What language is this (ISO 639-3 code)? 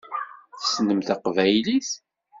kab